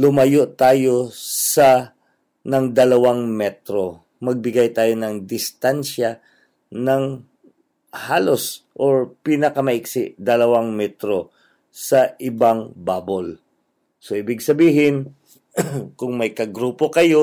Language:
Filipino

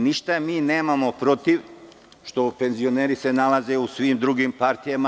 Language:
Serbian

